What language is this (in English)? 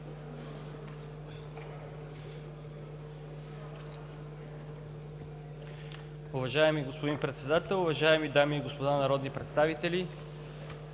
Bulgarian